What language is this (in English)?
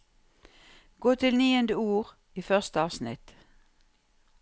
Norwegian